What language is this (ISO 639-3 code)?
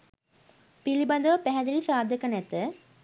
sin